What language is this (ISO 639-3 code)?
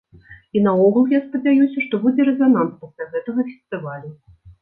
bel